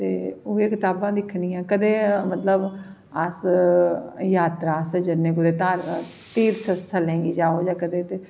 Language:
Dogri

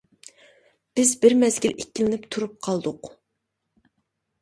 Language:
Uyghur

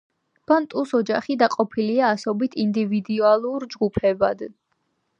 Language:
Georgian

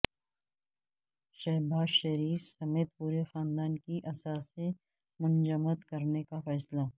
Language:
Urdu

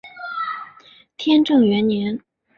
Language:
Chinese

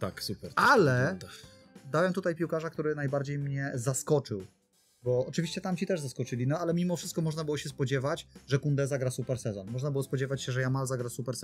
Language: Polish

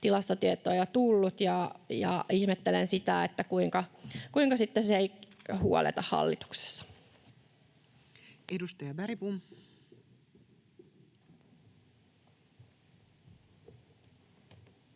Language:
Finnish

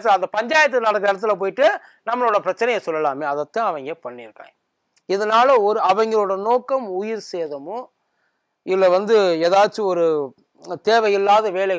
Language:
Tamil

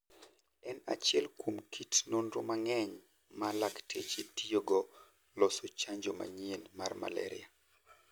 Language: Luo (Kenya and Tanzania)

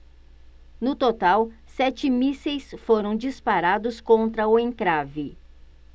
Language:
Portuguese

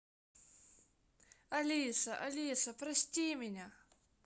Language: Russian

